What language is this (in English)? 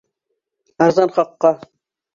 Bashkir